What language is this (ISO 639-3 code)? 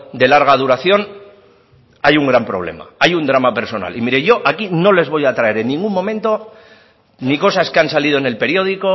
spa